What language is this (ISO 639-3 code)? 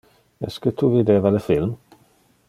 ina